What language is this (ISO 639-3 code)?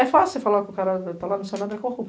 por